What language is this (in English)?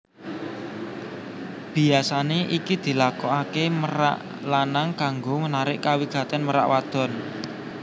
Javanese